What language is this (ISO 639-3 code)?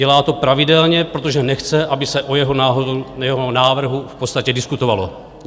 ces